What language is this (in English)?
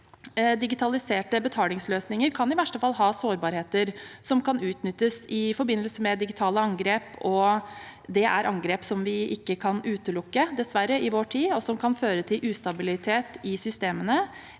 Norwegian